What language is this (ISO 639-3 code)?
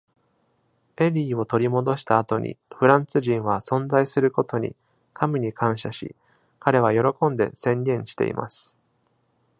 jpn